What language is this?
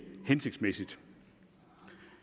Danish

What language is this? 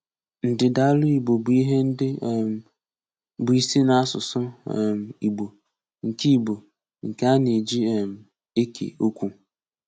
Igbo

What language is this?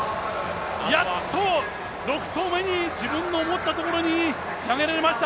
Japanese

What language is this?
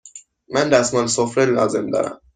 Persian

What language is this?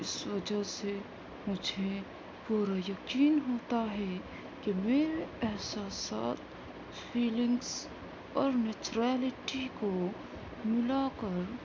Urdu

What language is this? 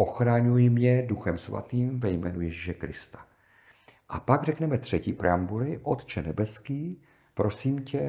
Czech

